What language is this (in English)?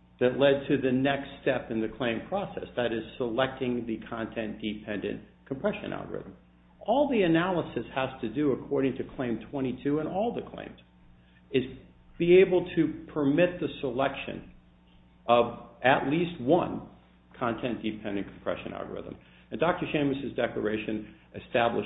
English